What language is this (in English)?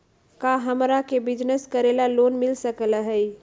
Magahi